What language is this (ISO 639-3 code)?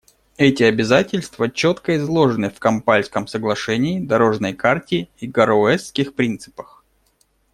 rus